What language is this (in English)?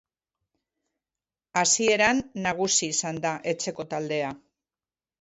Basque